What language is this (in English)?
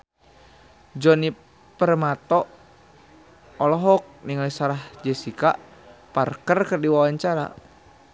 Sundanese